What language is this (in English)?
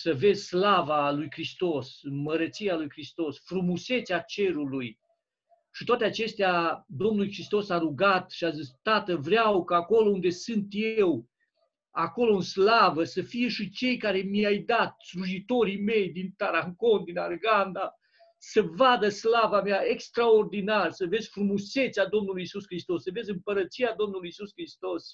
Romanian